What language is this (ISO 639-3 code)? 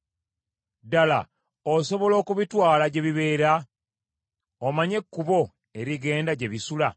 lug